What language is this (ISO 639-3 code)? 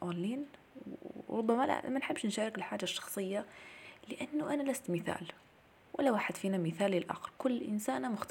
ara